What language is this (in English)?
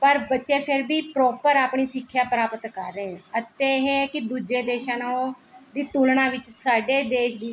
Punjabi